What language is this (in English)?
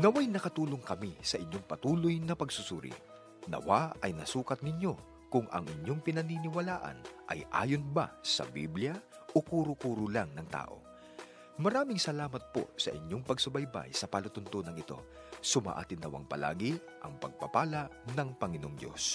Filipino